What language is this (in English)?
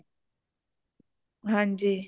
Punjabi